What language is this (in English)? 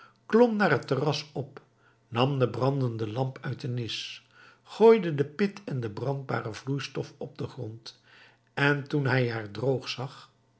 Dutch